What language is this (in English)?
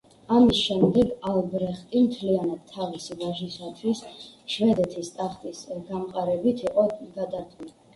Georgian